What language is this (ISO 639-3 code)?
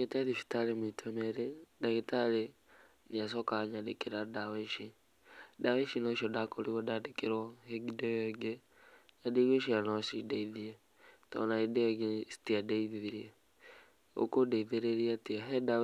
kik